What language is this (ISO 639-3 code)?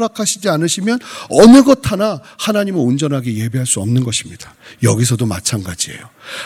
kor